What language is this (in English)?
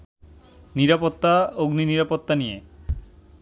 Bangla